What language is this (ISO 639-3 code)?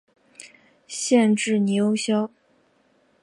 zho